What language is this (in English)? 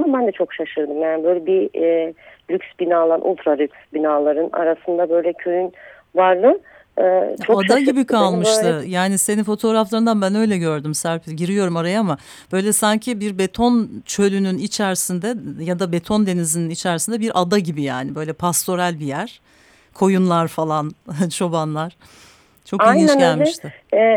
Turkish